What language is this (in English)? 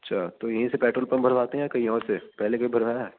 Urdu